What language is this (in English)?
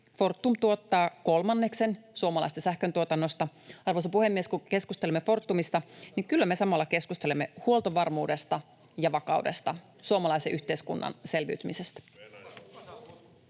Finnish